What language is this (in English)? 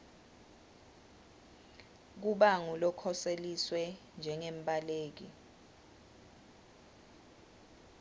Swati